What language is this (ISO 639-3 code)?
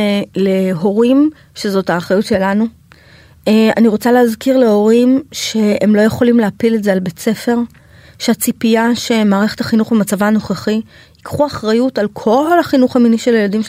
heb